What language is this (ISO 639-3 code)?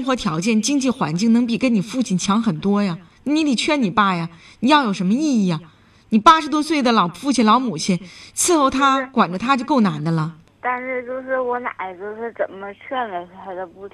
zho